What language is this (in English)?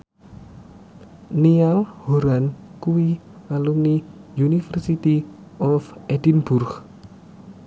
Javanese